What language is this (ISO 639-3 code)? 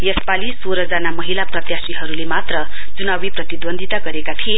nep